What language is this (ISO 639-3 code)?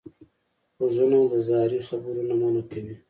pus